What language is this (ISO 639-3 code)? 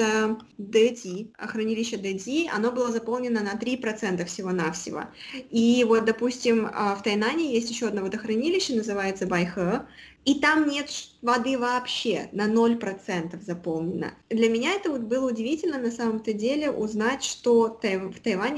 rus